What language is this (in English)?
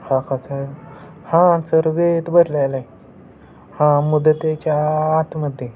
Marathi